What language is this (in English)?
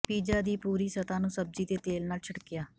Punjabi